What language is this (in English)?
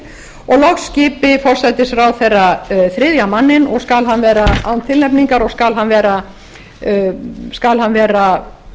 Icelandic